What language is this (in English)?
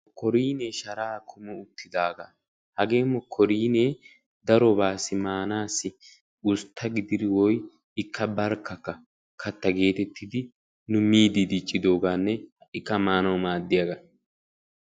Wolaytta